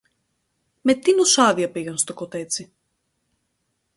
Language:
Greek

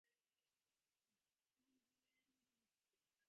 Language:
Divehi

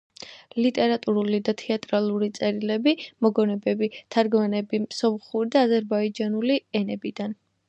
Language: Georgian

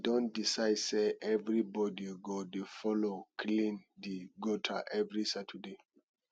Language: Nigerian Pidgin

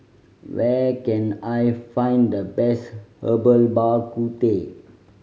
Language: English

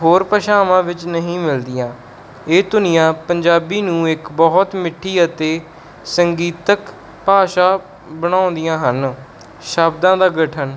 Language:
Punjabi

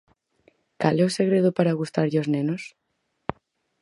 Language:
Galician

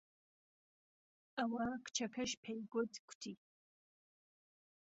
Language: Central Kurdish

